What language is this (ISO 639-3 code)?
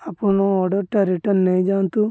ori